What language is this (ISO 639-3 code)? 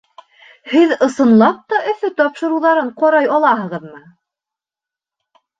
bak